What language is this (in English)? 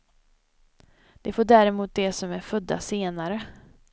Swedish